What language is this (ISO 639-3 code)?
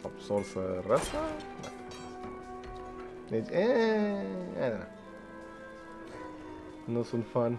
ron